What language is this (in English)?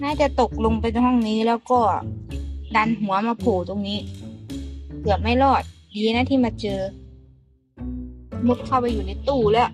Thai